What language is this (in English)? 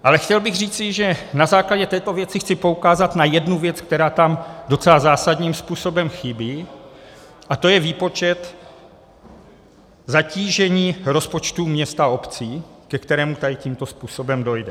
Czech